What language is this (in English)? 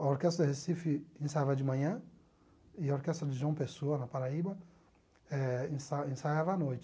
Portuguese